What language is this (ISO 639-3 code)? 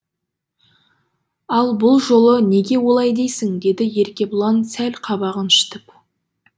kaz